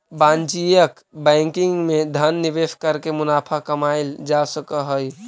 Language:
Magahi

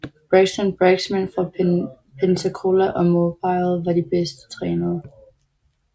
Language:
Danish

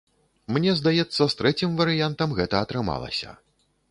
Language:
Belarusian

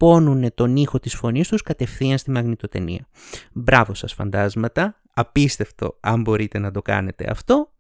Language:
Greek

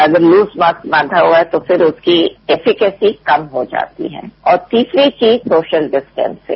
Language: Hindi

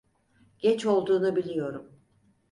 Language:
Turkish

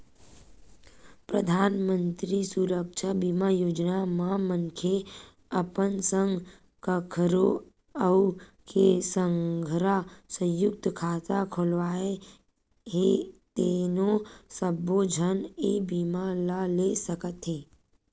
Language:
Chhattisgarhi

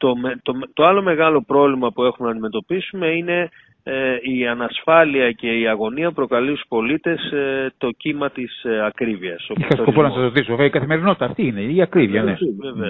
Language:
Greek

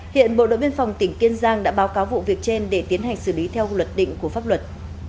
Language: Vietnamese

